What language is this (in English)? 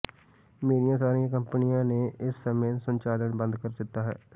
Punjabi